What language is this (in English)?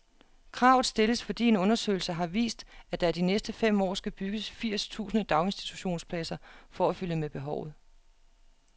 Danish